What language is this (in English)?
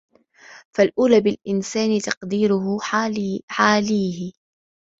Arabic